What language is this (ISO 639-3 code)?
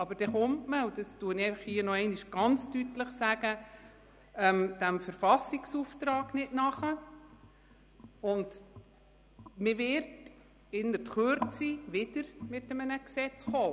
gsw